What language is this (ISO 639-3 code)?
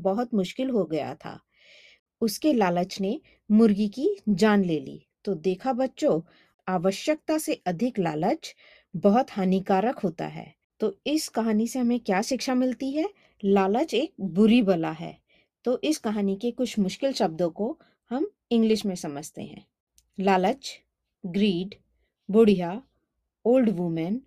hin